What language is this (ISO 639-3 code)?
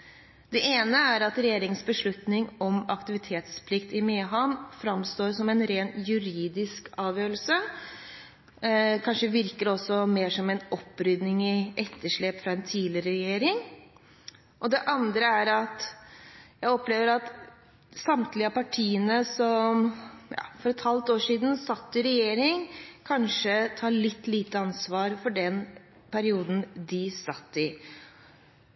nor